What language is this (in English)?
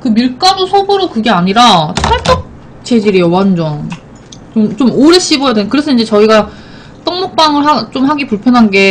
Korean